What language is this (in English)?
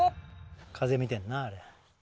Japanese